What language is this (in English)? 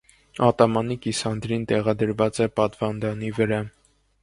Armenian